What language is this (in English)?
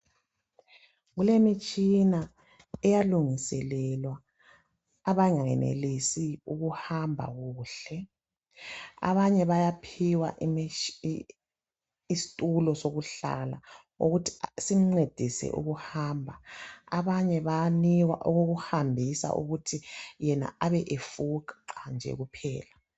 North Ndebele